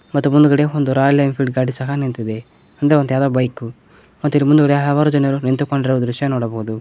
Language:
Kannada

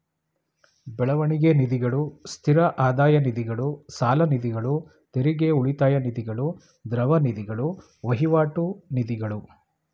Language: Kannada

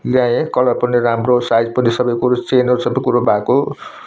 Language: Nepali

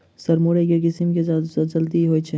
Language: Maithili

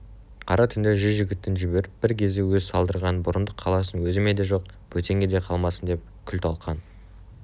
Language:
Kazakh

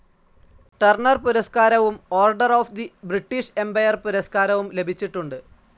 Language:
Malayalam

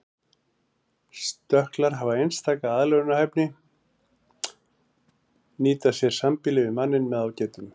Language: Icelandic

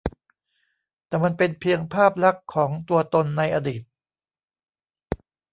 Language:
Thai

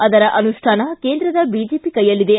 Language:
Kannada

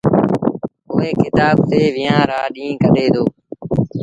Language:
Sindhi Bhil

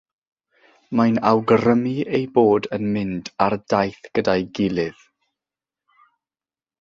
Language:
Welsh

